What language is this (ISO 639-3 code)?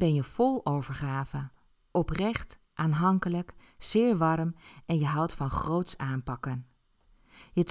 nld